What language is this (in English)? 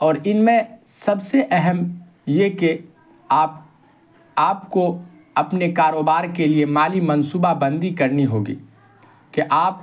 Urdu